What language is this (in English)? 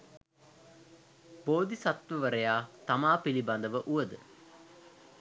Sinhala